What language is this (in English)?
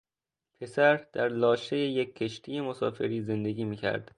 Persian